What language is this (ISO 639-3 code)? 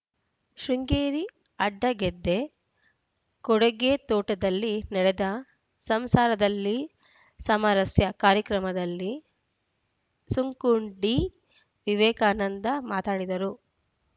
kan